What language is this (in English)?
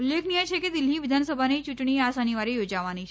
Gujarati